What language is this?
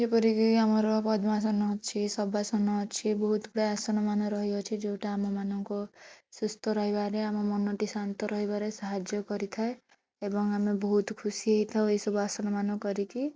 Odia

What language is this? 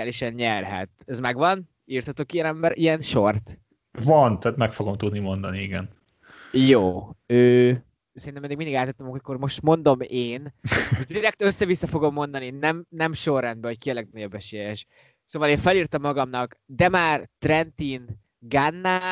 Hungarian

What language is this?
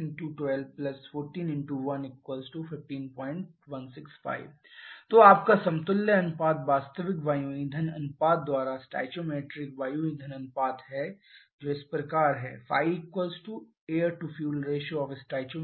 Hindi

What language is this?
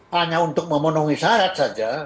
Indonesian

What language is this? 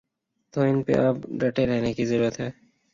Urdu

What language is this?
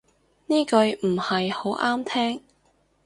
Cantonese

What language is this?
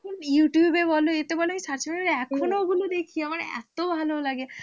Bangla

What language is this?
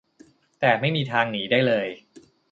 Thai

